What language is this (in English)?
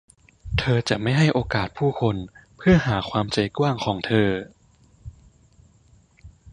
Thai